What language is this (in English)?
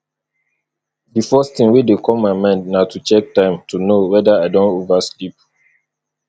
Nigerian Pidgin